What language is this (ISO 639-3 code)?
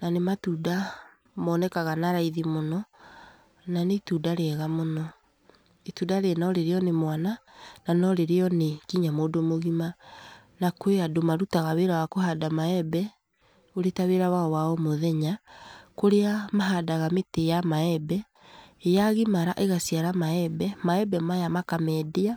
kik